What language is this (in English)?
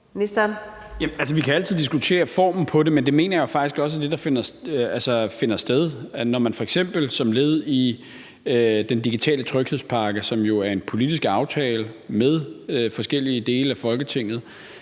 Danish